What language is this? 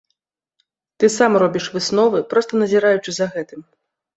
Belarusian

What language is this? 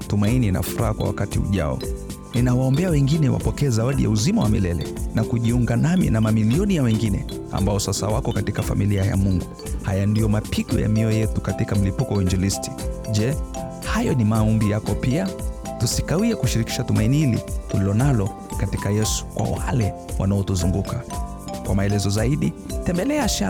Swahili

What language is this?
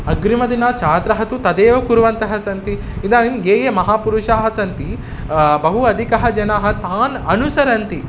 Sanskrit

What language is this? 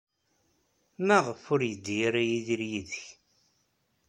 Kabyle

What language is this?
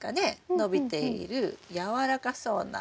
Japanese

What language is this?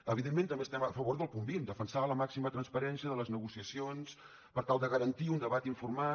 Catalan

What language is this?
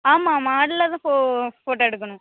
Tamil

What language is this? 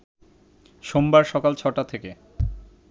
Bangla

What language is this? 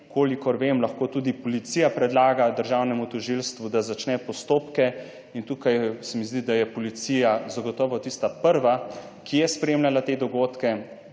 Slovenian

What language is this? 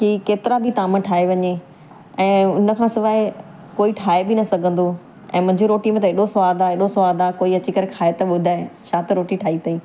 Sindhi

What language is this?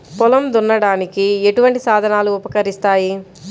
Telugu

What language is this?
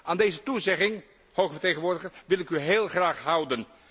Dutch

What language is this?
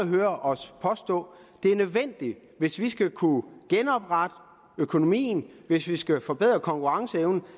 Danish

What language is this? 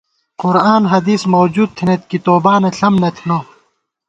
Gawar-Bati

